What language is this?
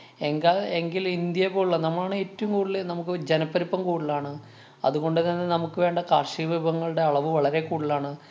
Malayalam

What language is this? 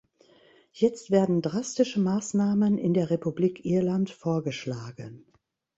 German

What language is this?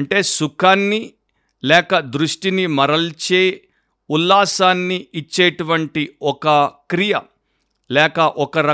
Telugu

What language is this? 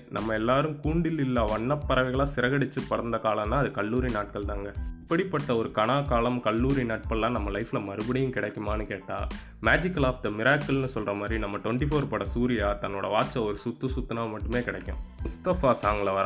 Tamil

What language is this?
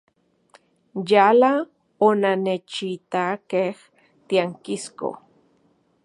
Central Puebla Nahuatl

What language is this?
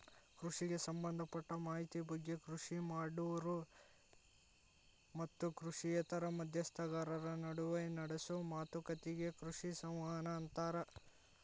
Kannada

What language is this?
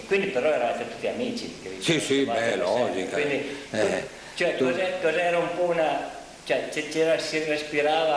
Italian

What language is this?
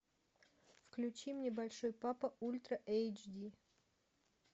Russian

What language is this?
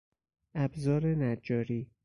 Persian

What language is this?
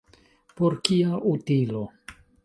Esperanto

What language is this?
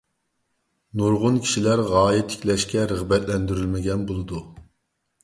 Uyghur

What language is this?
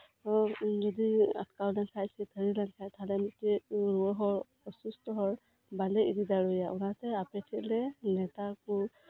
Santali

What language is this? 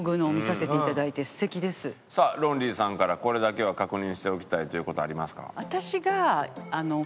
Japanese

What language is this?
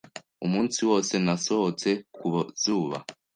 Kinyarwanda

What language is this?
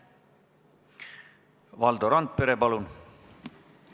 Estonian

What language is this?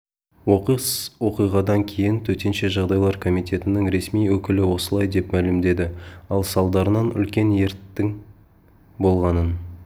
Kazakh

